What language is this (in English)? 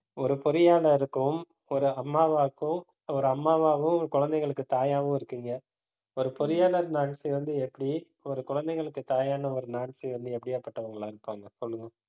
Tamil